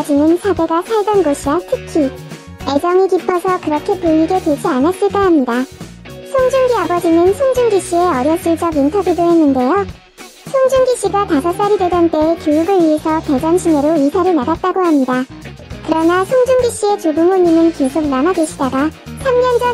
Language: Korean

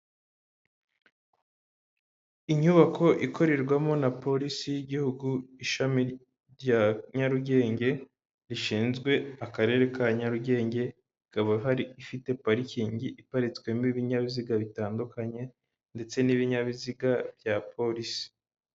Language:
Kinyarwanda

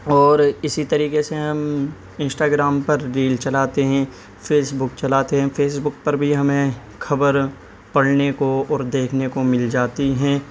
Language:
Urdu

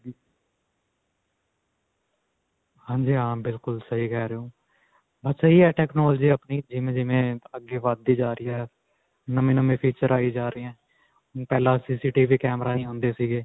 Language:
Punjabi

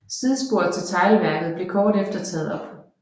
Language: Danish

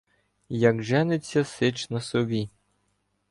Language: Ukrainian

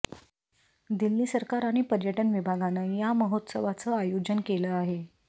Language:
Marathi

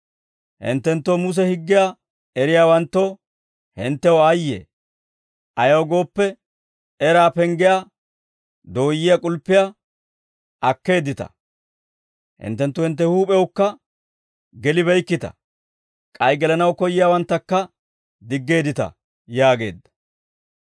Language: Dawro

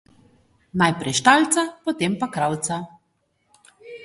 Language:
Slovenian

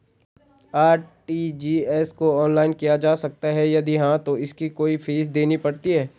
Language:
Hindi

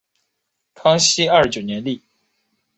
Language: Chinese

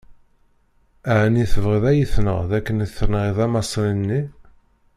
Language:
Kabyle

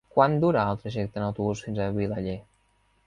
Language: Catalan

